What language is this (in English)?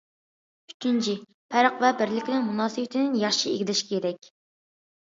Uyghur